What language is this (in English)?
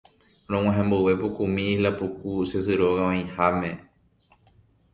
Guarani